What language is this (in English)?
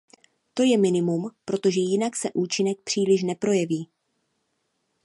Czech